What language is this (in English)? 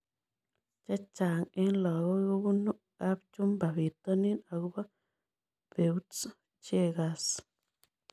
Kalenjin